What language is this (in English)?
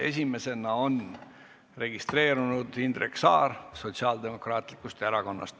Estonian